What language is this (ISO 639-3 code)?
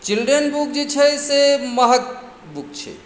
mai